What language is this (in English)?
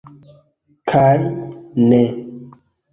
Esperanto